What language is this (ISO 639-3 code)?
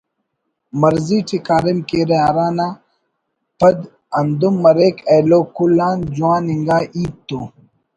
brh